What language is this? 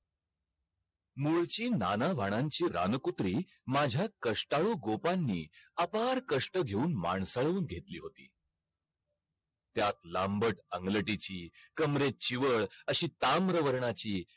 Marathi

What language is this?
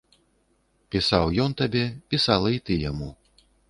Belarusian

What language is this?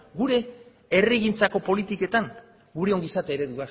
Basque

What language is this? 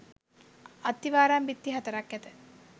Sinhala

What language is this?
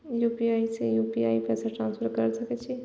Maithili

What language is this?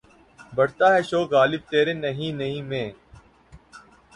Urdu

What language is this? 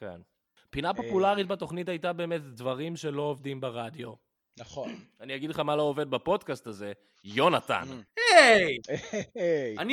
Hebrew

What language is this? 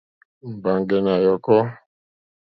Mokpwe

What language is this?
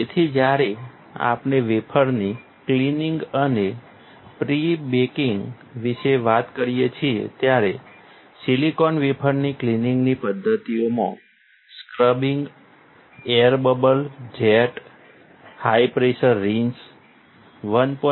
Gujarati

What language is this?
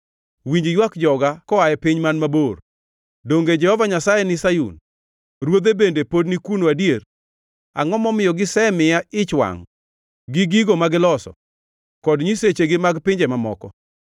Luo (Kenya and Tanzania)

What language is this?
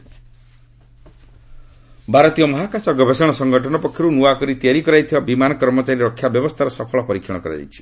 Odia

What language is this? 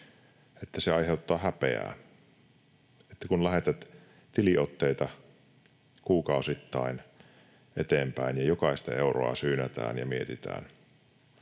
Finnish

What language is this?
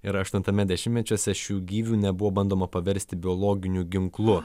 Lithuanian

